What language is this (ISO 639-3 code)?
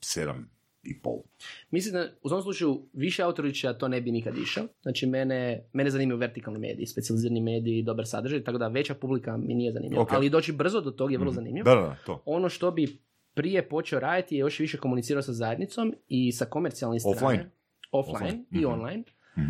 hrv